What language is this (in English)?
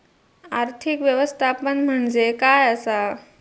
Marathi